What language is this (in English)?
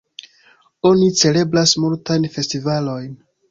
Esperanto